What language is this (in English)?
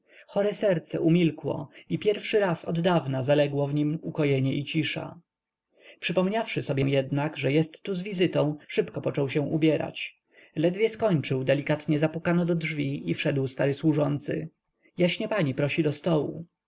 Polish